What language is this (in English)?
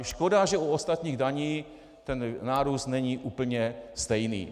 Czech